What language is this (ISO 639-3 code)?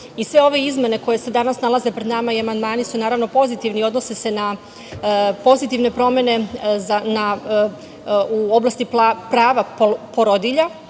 srp